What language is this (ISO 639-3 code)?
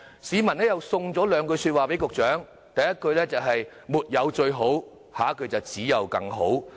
yue